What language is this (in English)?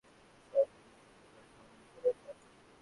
Bangla